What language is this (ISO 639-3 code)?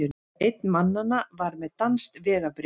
isl